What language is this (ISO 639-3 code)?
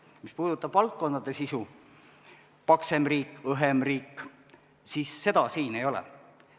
est